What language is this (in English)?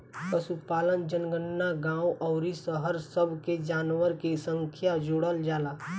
Bhojpuri